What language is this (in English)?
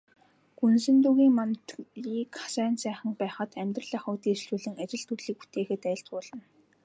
Mongolian